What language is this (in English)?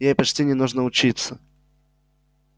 Russian